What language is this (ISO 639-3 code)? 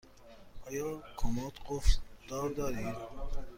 fas